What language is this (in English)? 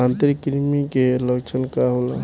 Bhojpuri